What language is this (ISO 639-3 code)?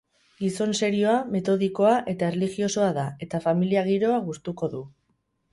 eus